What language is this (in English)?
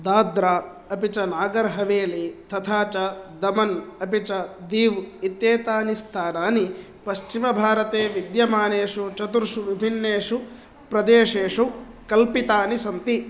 Sanskrit